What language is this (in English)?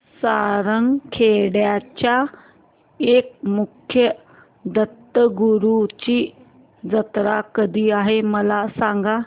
Marathi